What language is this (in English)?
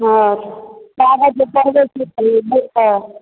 Maithili